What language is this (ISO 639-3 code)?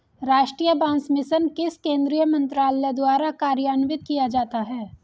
hin